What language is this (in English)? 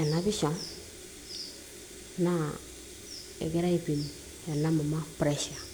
Masai